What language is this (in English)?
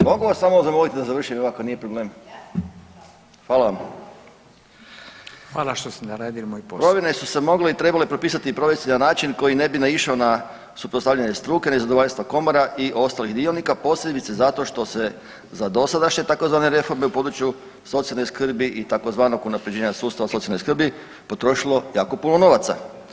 Croatian